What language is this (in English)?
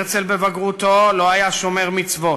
Hebrew